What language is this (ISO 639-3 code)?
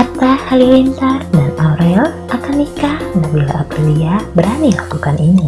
ind